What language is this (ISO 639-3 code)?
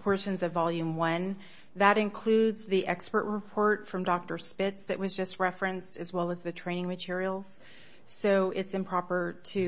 eng